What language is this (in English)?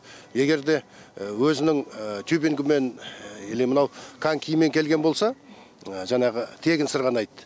Kazakh